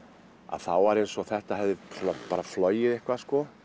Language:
Icelandic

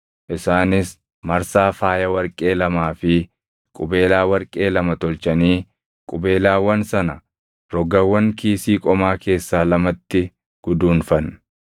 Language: Oromo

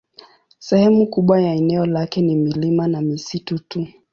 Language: Swahili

